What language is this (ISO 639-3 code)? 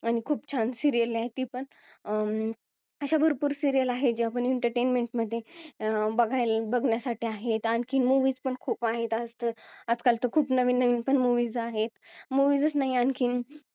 mar